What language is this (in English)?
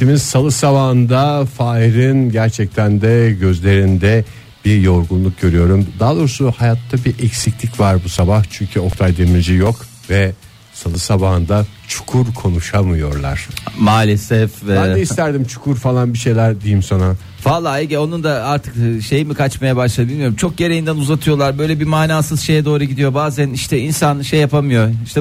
Turkish